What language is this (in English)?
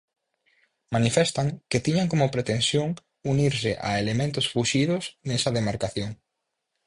Galician